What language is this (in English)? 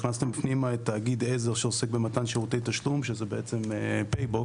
Hebrew